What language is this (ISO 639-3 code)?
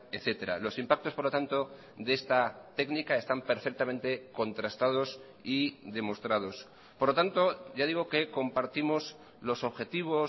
spa